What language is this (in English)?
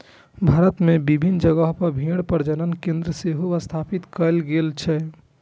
Maithili